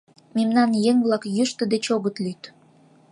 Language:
Mari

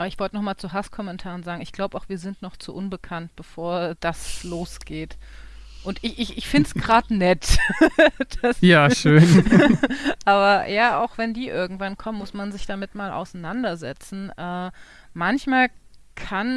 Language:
German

